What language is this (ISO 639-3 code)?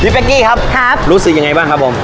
tha